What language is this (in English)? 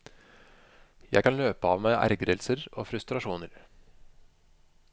Norwegian